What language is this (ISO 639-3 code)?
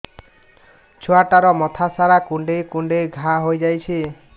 ori